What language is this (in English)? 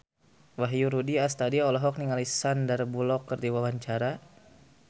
Sundanese